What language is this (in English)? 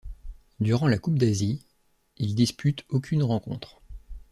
French